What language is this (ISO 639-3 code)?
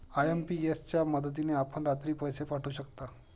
mar